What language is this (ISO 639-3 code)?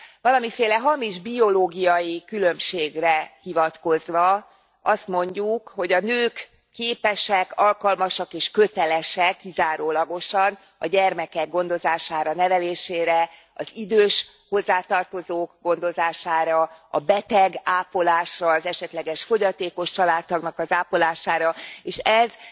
hun